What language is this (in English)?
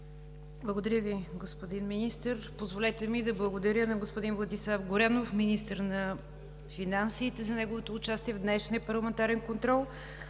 Bulgarian